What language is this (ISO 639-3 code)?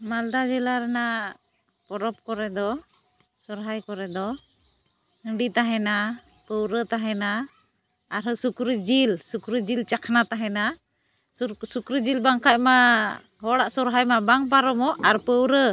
sat